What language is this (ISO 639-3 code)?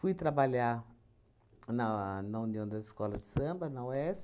por